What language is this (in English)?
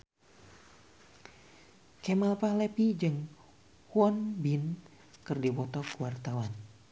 Sundanese